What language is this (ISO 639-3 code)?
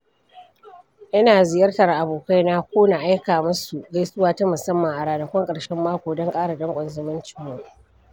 hau